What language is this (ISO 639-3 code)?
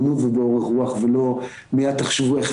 heb